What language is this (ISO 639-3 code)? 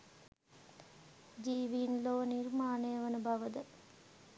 sin